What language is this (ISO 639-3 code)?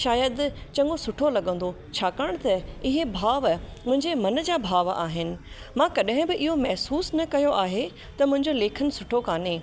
snd